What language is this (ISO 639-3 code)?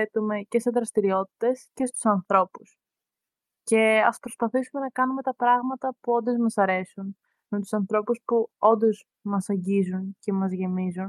ell